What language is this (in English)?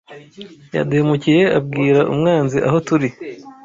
Kinyarwanda